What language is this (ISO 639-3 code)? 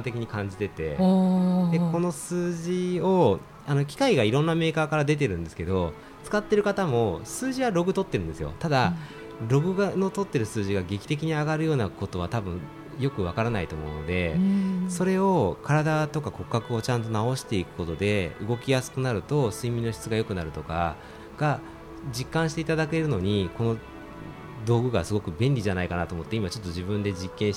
jpn